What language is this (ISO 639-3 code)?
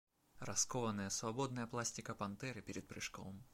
rus